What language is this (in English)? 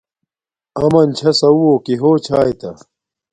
Domaaki